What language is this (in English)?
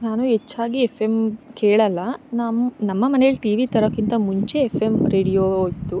Kannada